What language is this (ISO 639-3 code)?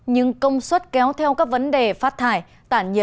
vie